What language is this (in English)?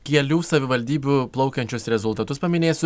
Lithuanian